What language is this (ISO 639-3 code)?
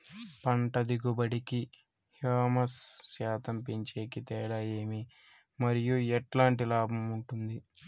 tel